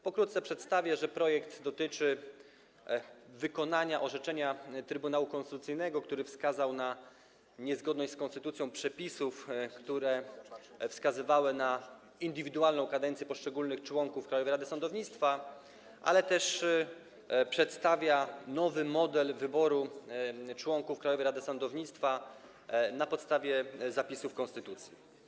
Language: Polish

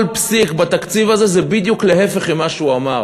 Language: Hebrew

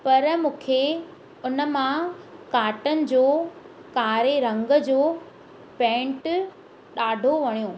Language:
Sindhi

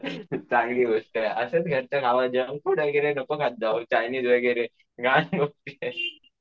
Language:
Marathi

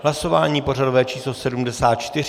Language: Czech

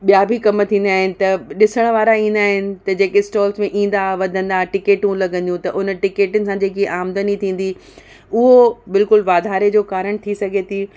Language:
Sindhi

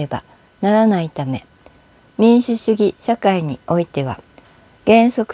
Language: Japanese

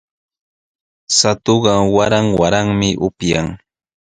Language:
Sihuas Ancash Quechua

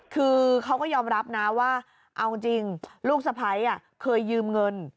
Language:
Thai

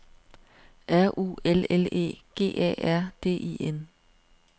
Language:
Danish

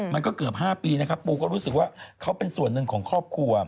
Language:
Thai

